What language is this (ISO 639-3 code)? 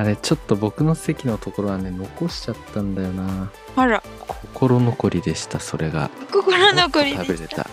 jpn